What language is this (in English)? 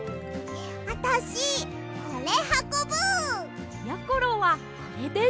Japanese